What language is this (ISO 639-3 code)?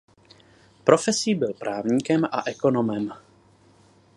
ces